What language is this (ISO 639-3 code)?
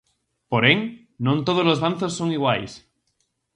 glg